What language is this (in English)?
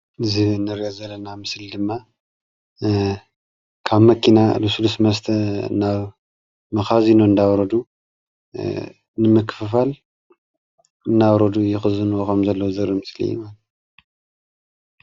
Tigrinya